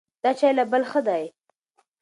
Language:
Pashto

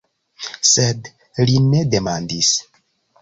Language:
Esperanto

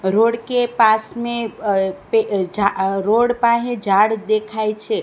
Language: Gujarati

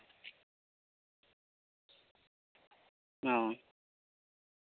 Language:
Santali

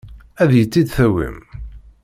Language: Kabyle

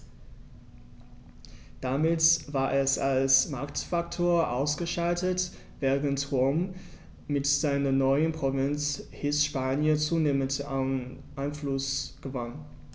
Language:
German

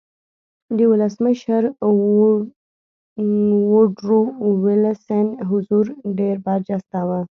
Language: Pashto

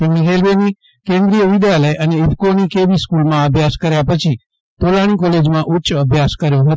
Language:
Gujarati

